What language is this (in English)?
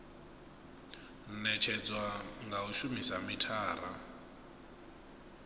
Venda